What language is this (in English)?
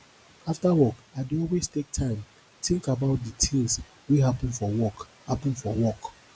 Nigerian Pidgin